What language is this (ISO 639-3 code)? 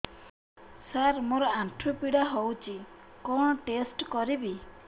ori